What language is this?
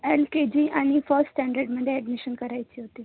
Marathi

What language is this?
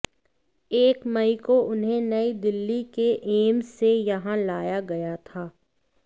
Hindi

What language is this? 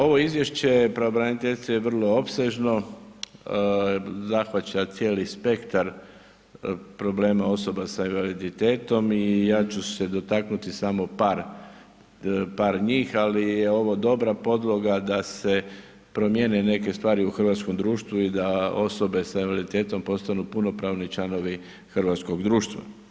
Croatian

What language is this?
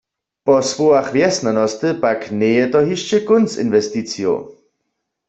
Upper Sorbian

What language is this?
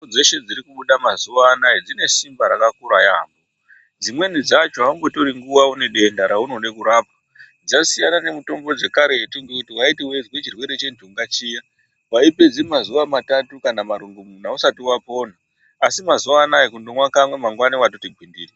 Ndau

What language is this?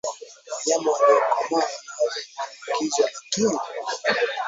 Swahili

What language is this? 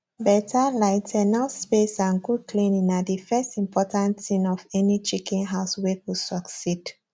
Nigerian Pidgin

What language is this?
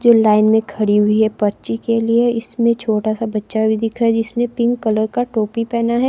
Hindi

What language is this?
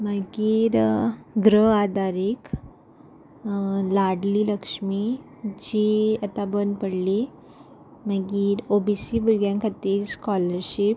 Konkani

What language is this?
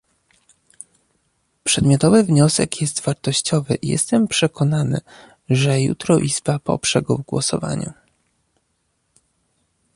Polish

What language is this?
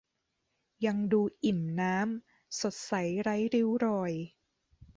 Thai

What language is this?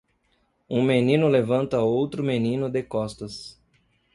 Portuguese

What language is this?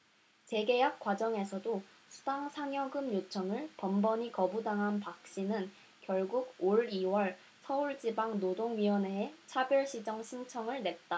Korean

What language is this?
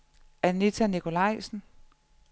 Danish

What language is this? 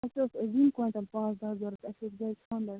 Kashmiri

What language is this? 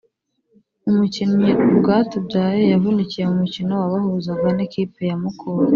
Kinyarwanda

